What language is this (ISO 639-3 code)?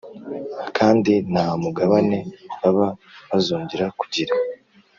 kin